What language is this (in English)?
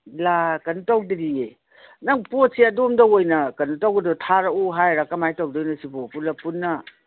Manipuri